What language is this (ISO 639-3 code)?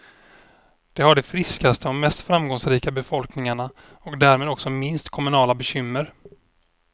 swe